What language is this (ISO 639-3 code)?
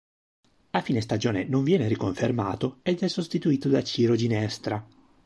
ita